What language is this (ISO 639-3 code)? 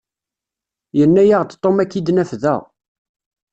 kab